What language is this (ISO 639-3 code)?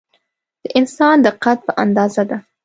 pus